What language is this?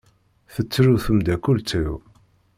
Kabyle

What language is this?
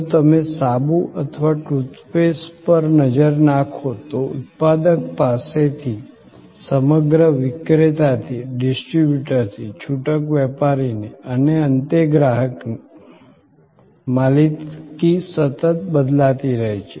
Gujarati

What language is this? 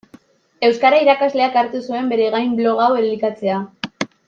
Basque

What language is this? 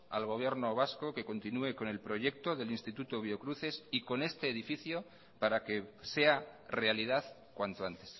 Spanish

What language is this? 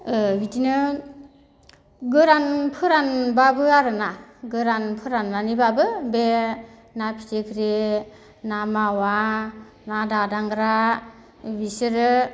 Bodo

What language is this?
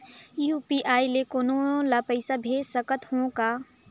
Chhattisgarhi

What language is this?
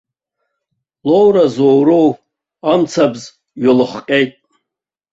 Abkhazian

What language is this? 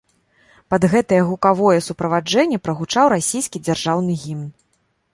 Belarusian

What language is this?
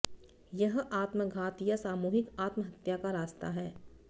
Hindi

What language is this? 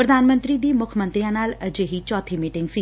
Punjabi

